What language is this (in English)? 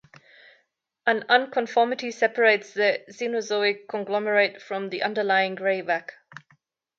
English